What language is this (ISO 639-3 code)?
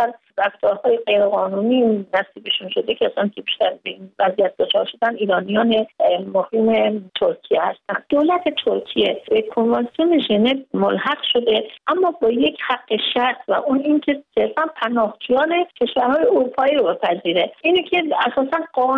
fas